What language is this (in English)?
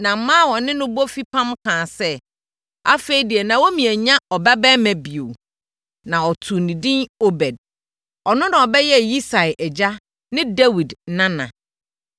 Akan